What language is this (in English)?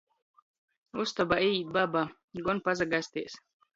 Latgalian